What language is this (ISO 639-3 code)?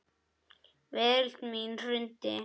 isl